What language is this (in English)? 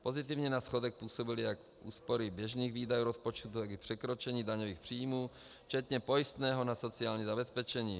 Czech